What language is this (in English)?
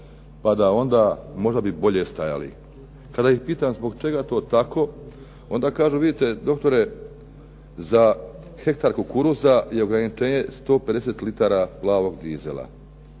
Croatian